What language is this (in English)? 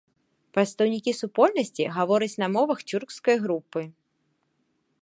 Belarusian